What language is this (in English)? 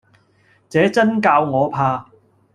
Cantonese